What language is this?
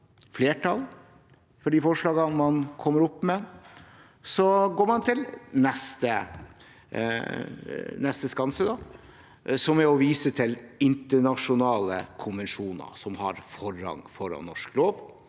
Norwegian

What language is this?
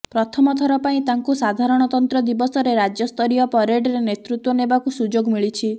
Odia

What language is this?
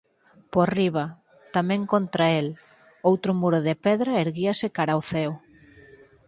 Galician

